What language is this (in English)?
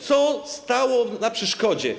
Polish